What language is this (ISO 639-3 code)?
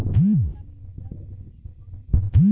bho